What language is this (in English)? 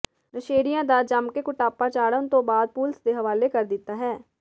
Punjabi